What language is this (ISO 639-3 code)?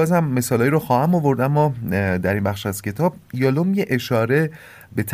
fas